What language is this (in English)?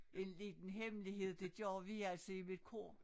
Danish